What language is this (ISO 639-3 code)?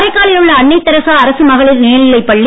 tam